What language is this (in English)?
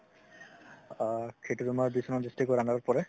Assamese